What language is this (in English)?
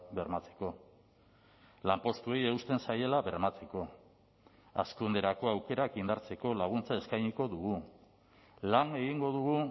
Basque